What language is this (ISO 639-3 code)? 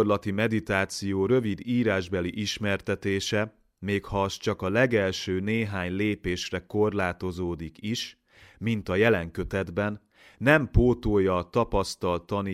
hun